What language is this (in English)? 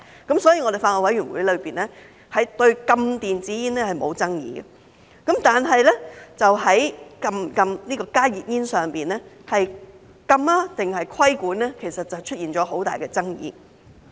Cantonese